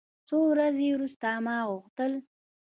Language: Pashto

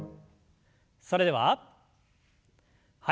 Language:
Japanese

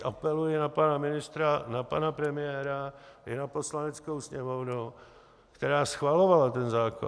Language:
Czech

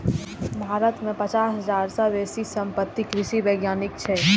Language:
Maithili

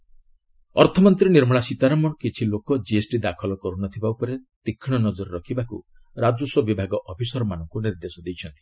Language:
Odia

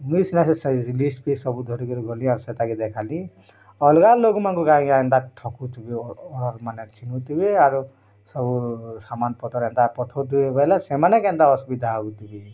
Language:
Odia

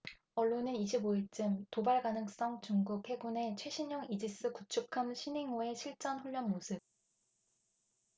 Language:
Korean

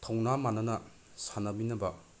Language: Manipuri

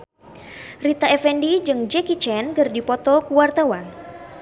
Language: Sundanese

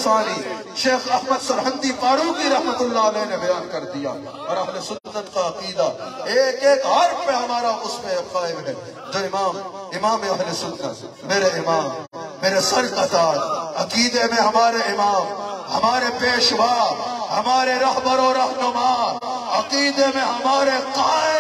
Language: Arabic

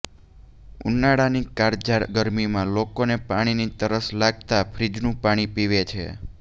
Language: Gujarati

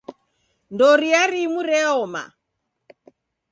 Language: Taita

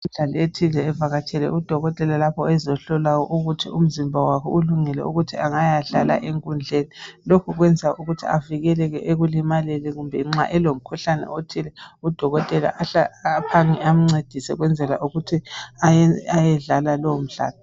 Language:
North Ndebele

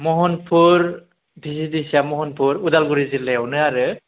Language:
Bodo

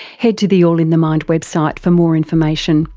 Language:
English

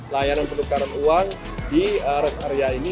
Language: Indonesian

